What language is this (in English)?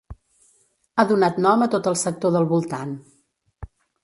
Catalan